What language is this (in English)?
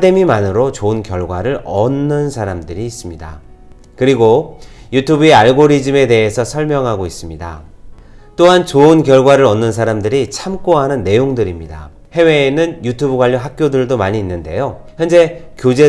Korean